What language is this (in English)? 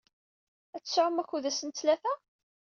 Kabyle